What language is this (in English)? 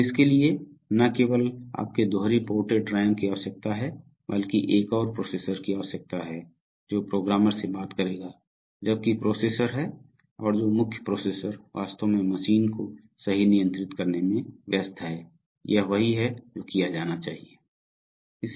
Hindi